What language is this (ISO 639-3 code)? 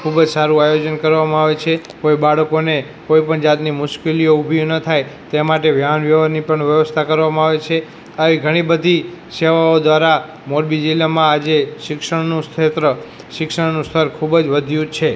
guj